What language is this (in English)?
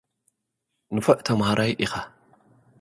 Tigrinya